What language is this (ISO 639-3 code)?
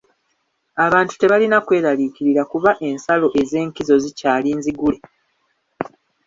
lug